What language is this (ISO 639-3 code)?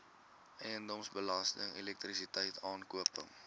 afr